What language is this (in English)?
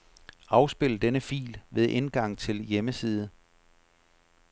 Danish